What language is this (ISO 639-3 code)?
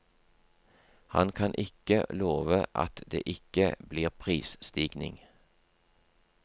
nor